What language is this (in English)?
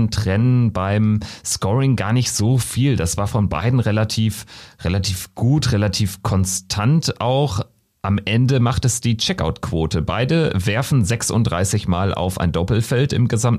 German